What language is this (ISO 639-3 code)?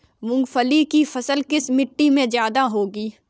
hin